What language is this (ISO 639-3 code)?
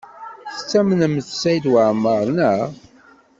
kab